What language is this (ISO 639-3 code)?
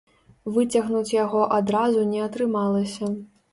bel